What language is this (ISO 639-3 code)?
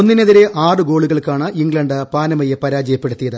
mal